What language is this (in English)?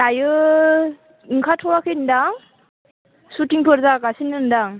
Bodo